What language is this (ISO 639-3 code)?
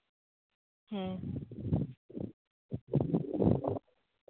sat